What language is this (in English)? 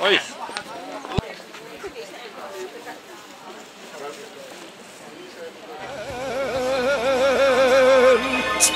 Dutch